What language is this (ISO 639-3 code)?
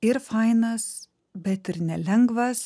lit